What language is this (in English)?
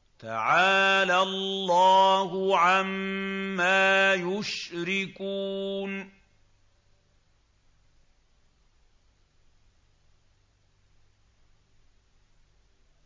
Arabic